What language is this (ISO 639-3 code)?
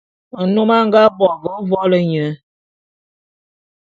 bum